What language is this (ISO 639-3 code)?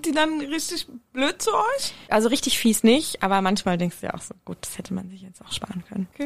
deu